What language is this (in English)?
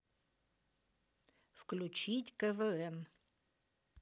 Russian